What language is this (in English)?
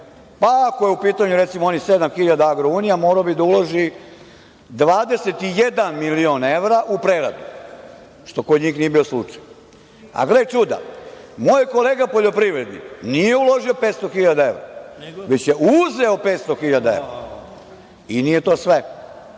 Serbian